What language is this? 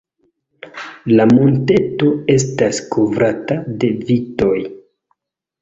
Esperanto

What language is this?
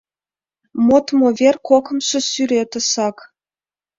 Mari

